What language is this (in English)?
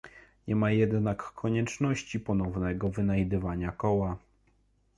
Polish